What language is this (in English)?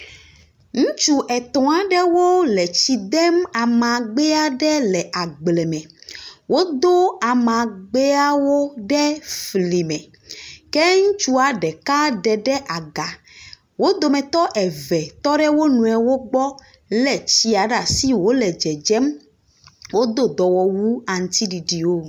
Ewe